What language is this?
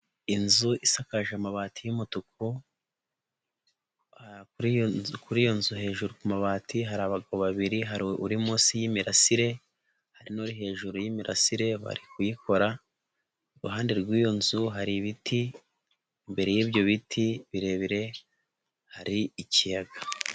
Kinyarwanda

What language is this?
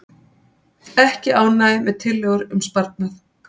Icelandic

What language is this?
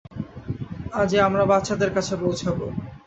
Bangla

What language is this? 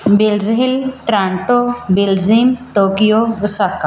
Punjabi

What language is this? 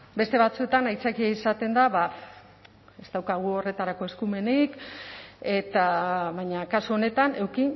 Basque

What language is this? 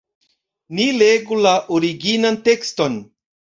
Esperanto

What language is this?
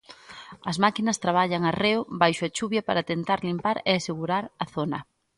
Galician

